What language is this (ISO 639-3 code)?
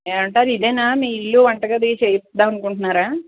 tel